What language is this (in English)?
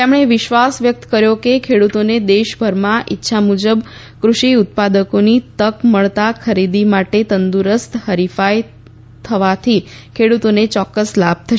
Gujarati